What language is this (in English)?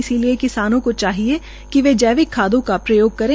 Hindi